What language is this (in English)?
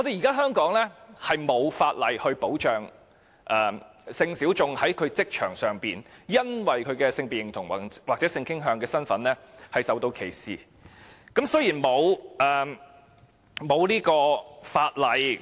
Cantonese